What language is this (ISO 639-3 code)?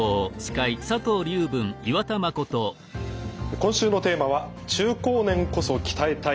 jpn